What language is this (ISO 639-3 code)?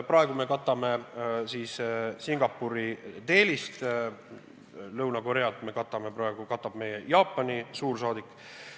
est